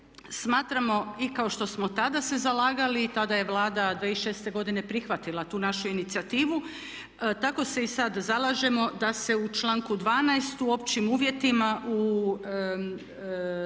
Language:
Croatian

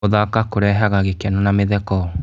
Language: Kikuyu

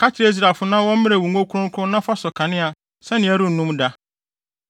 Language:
Akan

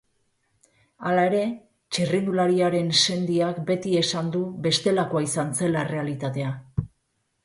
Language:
Basque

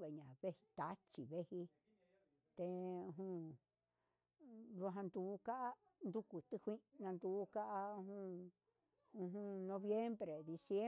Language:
Huitepec Mixtec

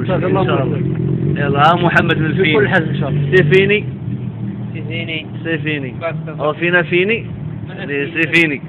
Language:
Arabic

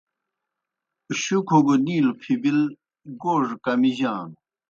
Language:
Kohistani Shina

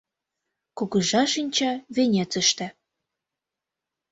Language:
Mari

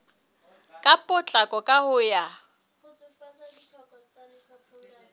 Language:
Southern Sotho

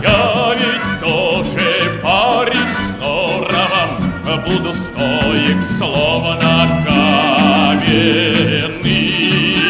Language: Russian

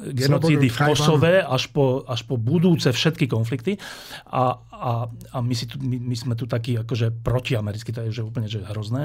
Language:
Slovak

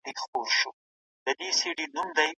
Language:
Pashto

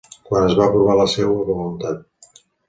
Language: Catalan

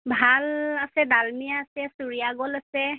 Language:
Assamese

